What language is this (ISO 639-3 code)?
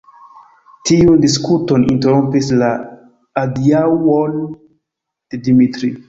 epo